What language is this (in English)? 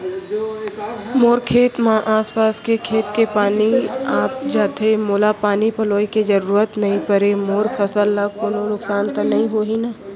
Chhattisgarhi